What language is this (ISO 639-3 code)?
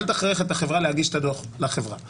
heb